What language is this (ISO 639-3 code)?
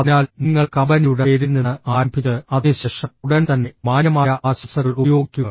mal